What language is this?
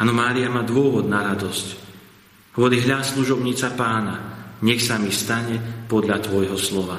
Slovak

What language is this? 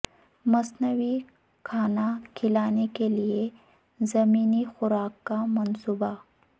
Urdu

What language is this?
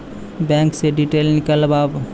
Maithili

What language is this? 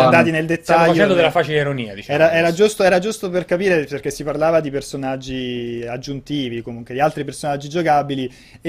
Italian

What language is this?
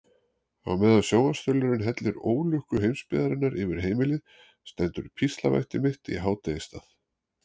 Icelandic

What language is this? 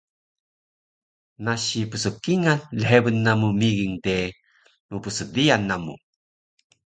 Taroko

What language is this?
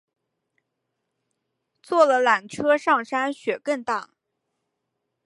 Chinese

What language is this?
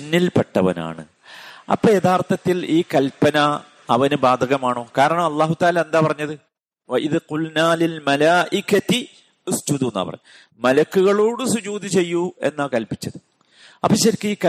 Malayalam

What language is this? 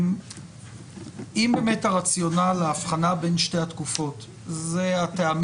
Hebrew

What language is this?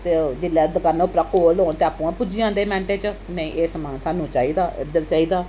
Dogri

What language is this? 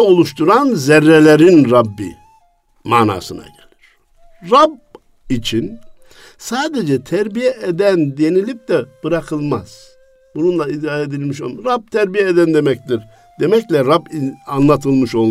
Turkish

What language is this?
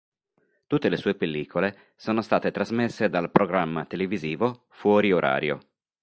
Italian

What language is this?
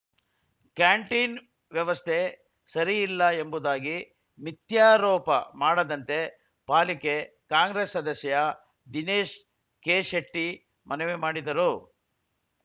Kannada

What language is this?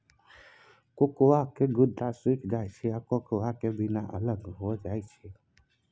Maithili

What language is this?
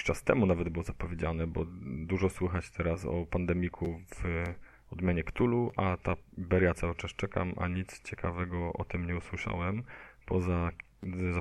Polish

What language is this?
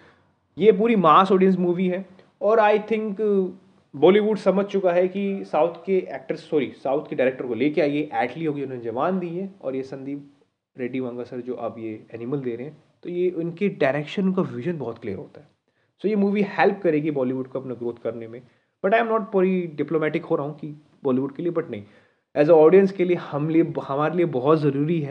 Hindi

